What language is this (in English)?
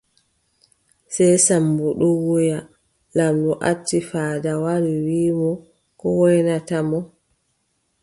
Adamawa Fulfulde